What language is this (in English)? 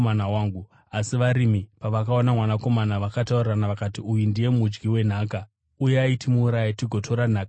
Shona